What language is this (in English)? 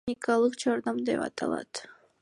Kyrgyz